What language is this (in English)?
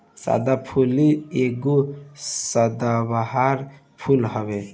Bhojpuri